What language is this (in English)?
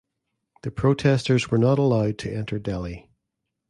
English